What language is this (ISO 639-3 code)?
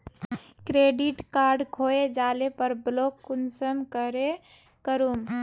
mag